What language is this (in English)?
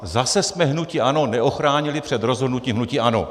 Czech